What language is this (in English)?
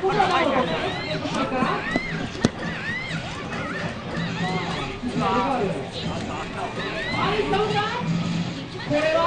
Japanese